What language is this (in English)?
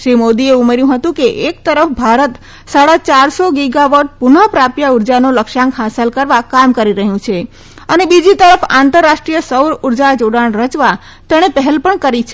Gujarati